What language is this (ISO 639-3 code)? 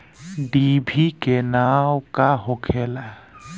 bho